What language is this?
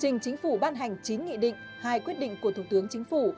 Vietnamese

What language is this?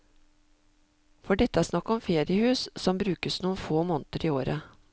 Norwegian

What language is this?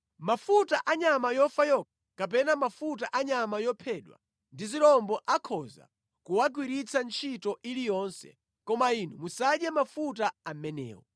Nyanja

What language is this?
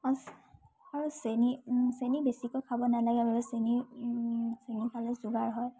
Assamese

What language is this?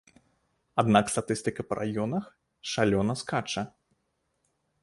Belarusian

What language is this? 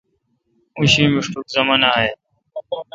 Kalkoti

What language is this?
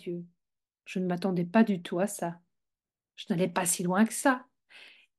French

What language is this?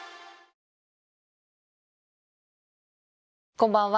Japanese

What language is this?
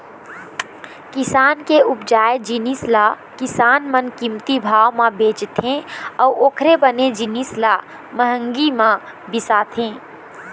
Chhattisgarhi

